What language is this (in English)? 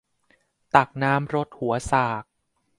Thai